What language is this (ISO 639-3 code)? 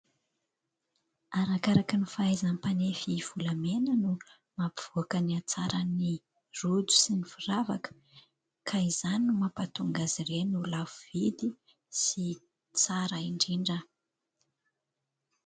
mlg